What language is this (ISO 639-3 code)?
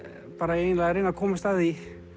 isl